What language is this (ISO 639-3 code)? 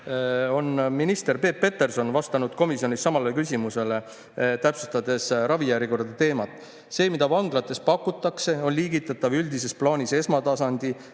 est